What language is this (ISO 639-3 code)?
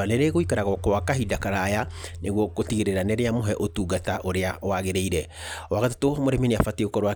kik